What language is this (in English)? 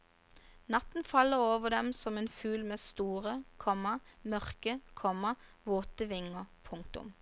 Norwegian